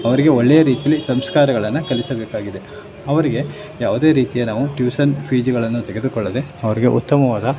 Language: Kannada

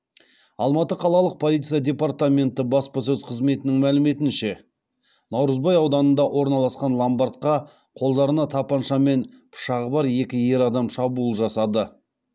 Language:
Kazakh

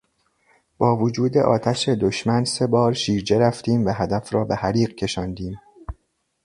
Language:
Persian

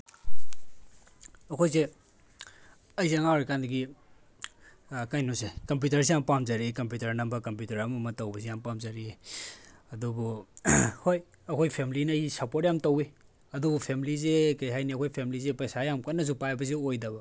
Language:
Manipuri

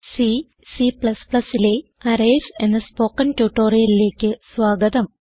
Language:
Malayalam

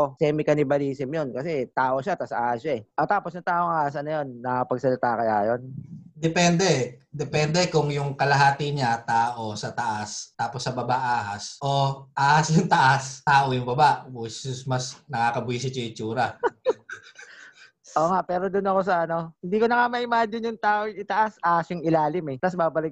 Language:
Filipino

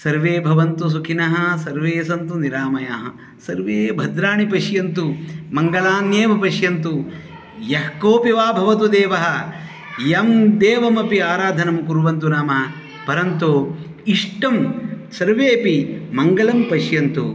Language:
Sanskrit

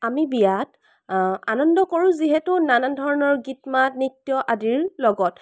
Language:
Assamese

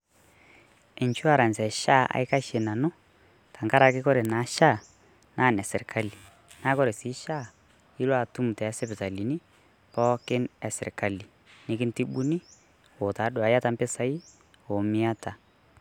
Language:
Masai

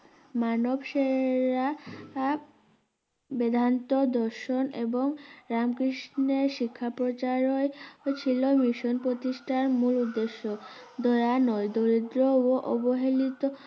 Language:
Bangla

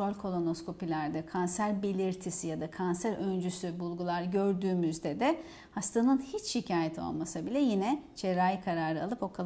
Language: Turkish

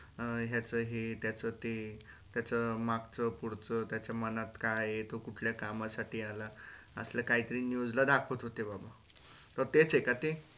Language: Marathi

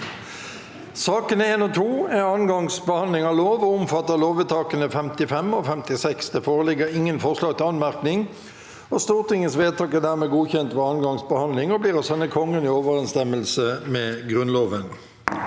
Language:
Norwegian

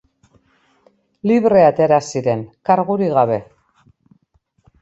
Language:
Basque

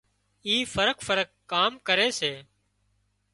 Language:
Wadiyara Koli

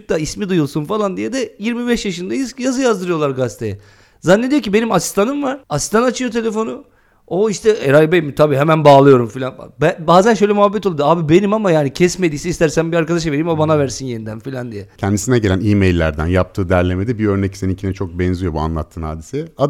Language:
Turkish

